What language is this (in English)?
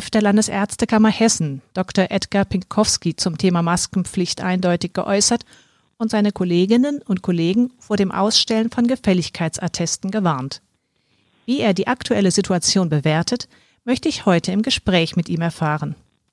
German